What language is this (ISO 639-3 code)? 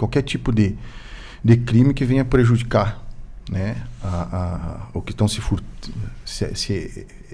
por